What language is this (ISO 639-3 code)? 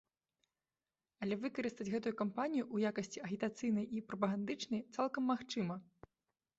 bel